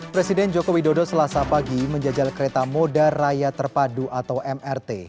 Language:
Indonesian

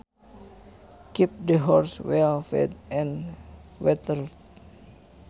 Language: Sundanese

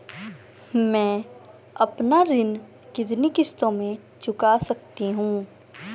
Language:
Hindi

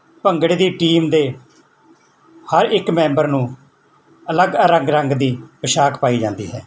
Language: Punjabi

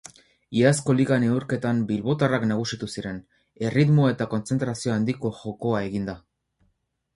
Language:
Basque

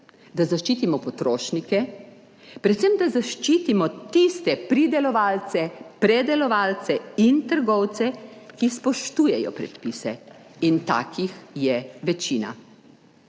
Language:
Slovenian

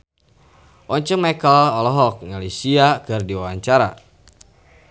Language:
Sundanese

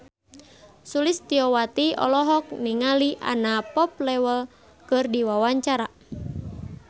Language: Sundanese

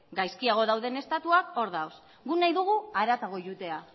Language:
Basque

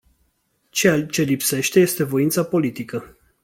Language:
Romanian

